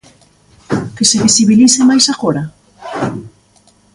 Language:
Galician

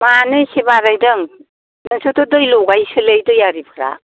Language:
Bodo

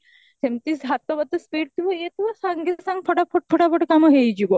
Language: Odia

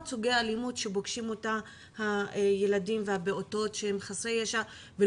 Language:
Hebrew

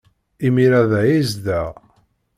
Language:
Kabyle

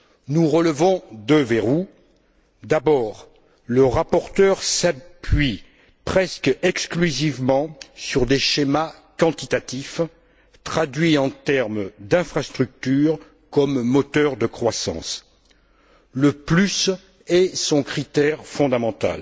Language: French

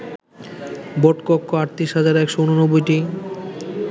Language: Bangla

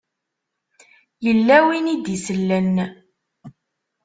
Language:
Kabyle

